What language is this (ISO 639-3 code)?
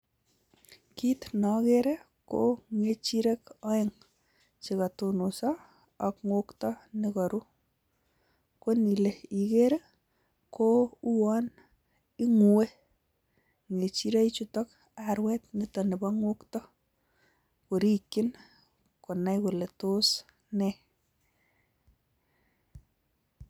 kln